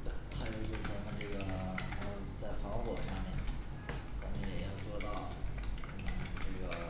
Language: Chinese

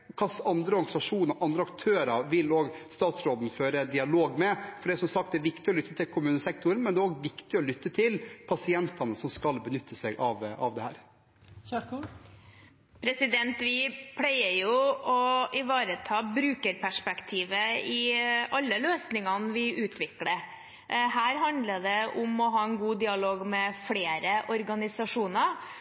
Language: Norwegian Bokmål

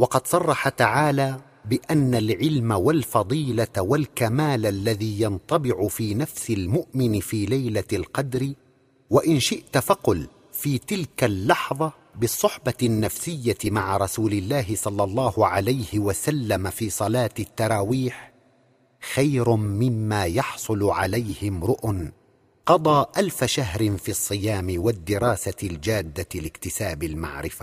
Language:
Arabic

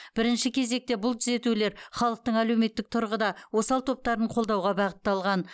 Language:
Kazakh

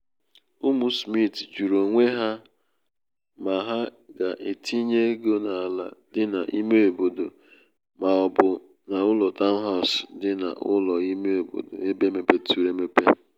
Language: Igbo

